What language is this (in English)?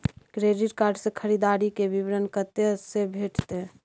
Maithili